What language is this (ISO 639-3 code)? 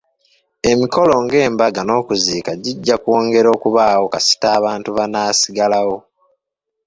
lug